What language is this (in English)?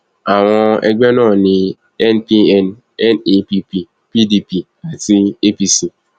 Yoruba